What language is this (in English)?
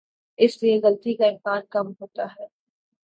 Urdu